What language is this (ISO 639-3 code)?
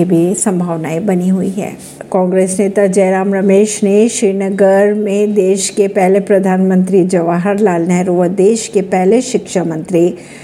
hin